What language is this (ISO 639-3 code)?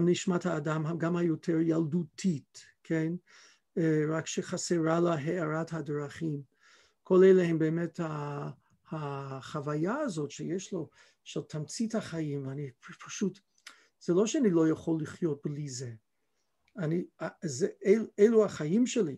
heb